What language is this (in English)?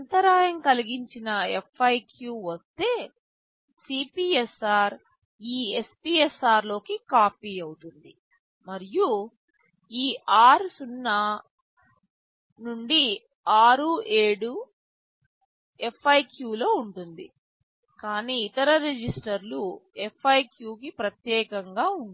Telugu